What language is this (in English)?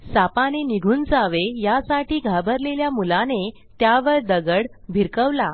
Marathi